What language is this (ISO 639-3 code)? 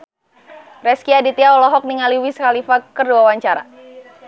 sun